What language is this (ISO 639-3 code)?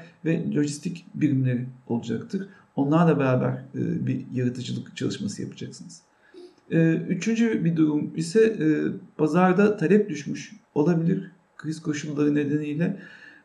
tur